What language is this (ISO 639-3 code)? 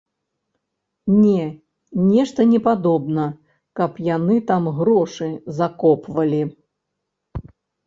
bel